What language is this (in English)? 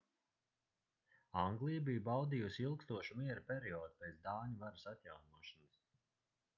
Latvian